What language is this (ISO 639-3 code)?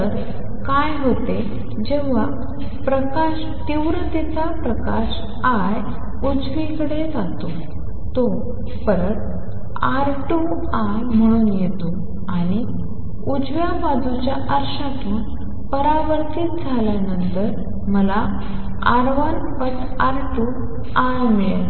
mar